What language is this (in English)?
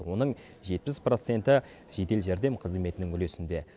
Kazakh